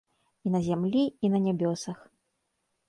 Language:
Belarusian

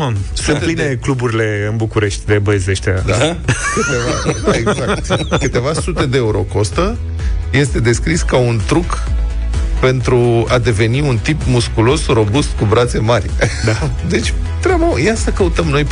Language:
Romanian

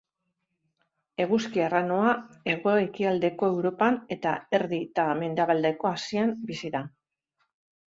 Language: Basque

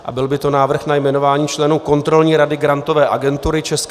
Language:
Czech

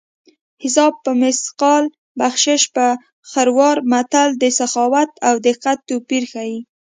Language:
Pashto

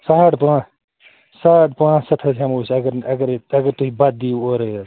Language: Kashmiri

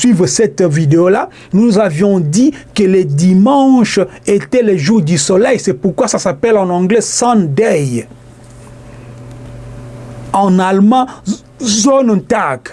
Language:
French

